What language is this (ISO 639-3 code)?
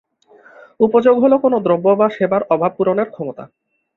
ben